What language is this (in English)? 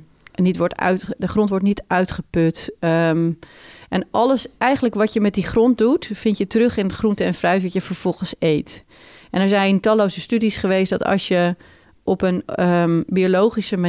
Dutch